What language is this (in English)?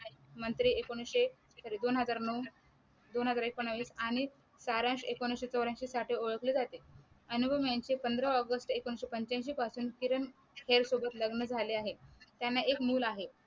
Marathi